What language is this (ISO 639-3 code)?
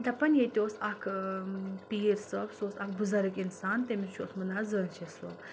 kas